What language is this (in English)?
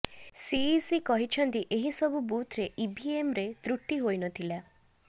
Odia